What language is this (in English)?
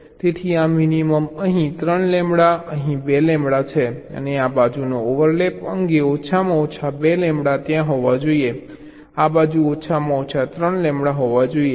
Gujarati